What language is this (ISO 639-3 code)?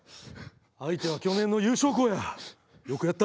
jpn